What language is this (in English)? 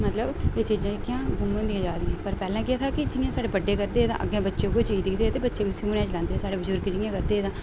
Dogri